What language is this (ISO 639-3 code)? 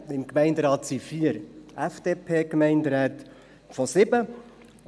gsw